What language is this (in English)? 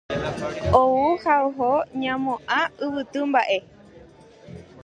Guarani